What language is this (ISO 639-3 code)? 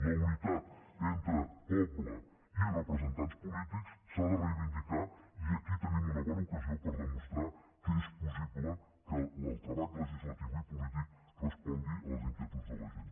cat